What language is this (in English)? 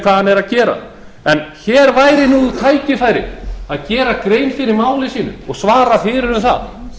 Icelandic